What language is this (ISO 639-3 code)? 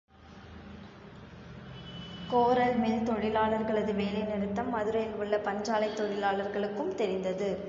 tam